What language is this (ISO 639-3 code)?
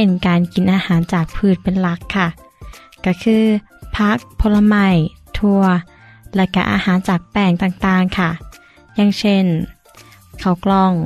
tha